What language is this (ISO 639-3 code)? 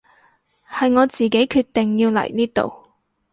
yue